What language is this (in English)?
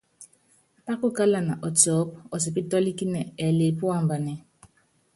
Yangben